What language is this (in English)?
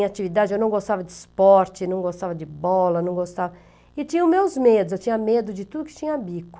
Portuguese